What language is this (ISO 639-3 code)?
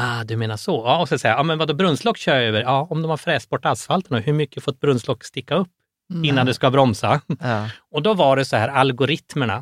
swe